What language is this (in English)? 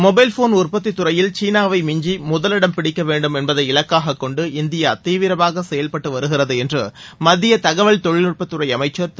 Tamil